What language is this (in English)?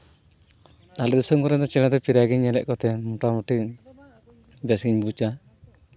Santali